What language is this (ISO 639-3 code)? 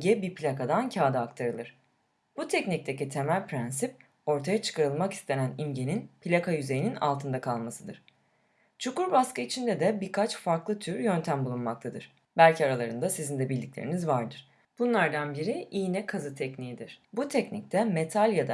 tur